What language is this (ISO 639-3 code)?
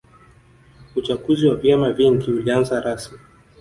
swa